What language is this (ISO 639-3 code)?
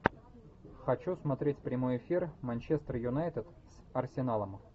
rus